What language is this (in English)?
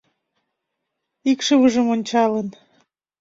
Mari